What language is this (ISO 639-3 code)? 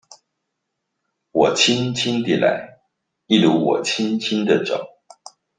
zho